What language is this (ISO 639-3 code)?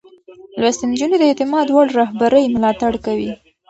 pus